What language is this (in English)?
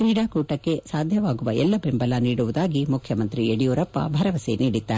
Kannada